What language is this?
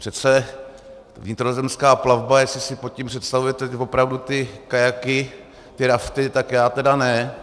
Czech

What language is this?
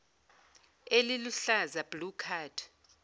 Zulu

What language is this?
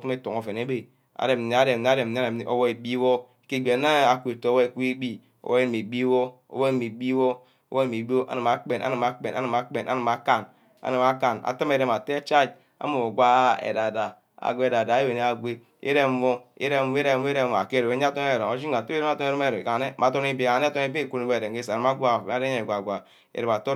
Ubaghara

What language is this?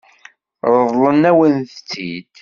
Kabyle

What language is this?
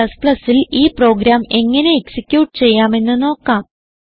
Malayalam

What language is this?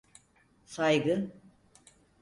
Turkish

